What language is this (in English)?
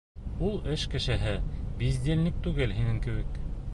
Bashkir